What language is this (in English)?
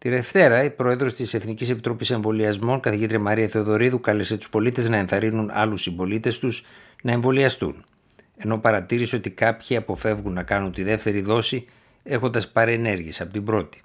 Greek